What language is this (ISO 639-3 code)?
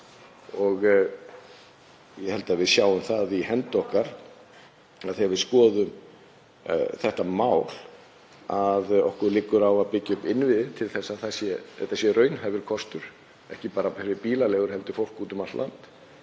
isl